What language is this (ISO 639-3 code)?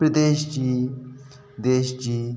snd